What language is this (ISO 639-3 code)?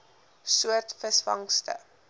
afr